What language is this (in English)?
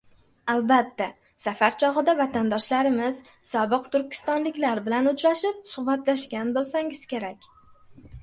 Uzbek